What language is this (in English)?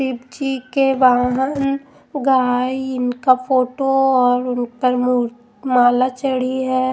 Hindi